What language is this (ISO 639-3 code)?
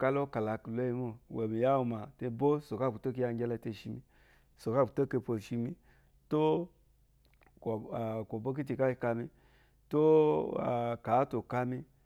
afo